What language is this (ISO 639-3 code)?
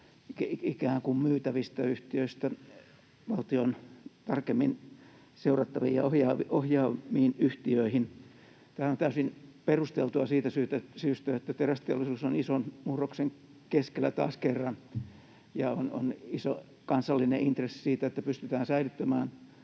fin